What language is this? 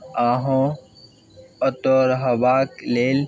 Maithili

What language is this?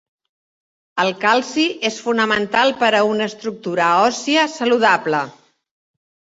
Catalan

